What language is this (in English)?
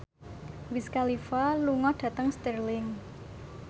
Javanese